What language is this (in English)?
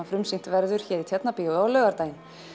Icelandic